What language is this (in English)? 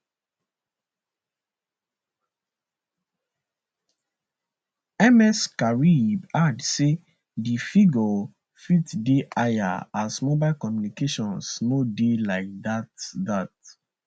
Nigerian Pidgin